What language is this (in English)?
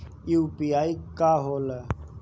Bhojpuri